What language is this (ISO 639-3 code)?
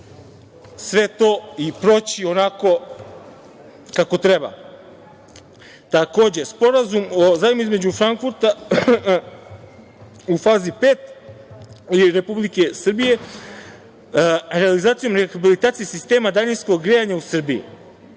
srp